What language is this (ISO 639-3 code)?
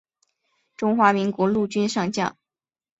zho